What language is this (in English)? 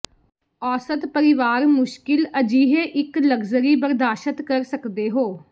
Punjabi